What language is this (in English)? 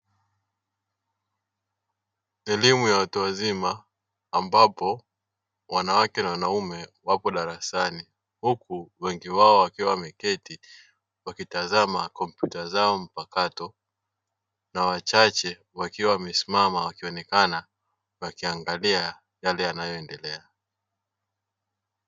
Swahili